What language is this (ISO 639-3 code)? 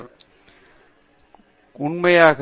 tam